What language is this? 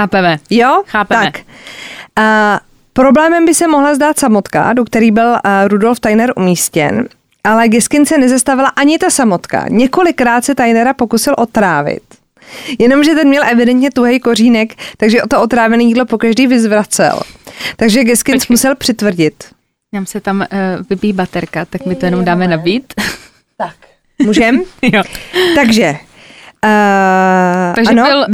Czech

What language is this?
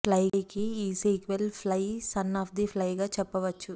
Telugu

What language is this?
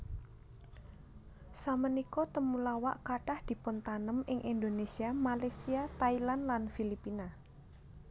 Javanese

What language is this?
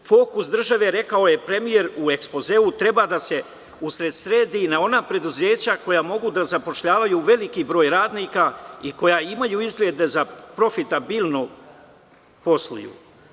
Serbian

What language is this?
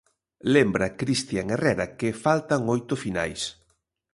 Galician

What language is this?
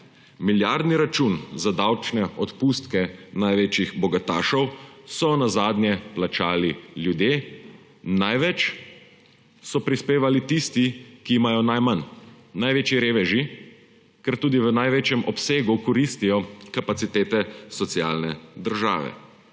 Slovenian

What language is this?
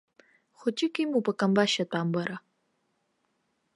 Abkhazian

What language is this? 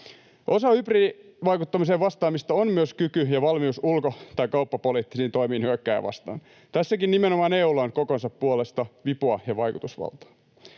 Finnish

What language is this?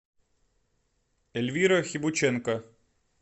Russian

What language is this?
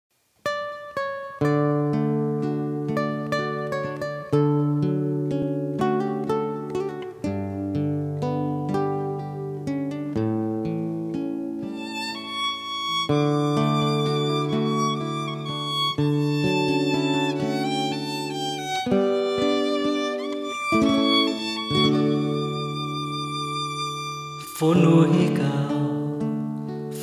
Vietnamese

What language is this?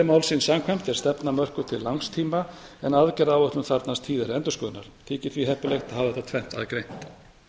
Icelandic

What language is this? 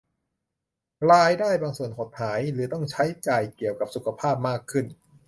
Thai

